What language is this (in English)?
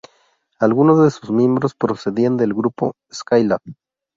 Spanish